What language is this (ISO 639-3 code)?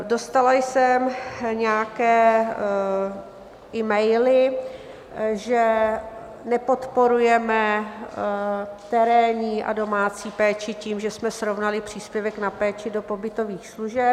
ces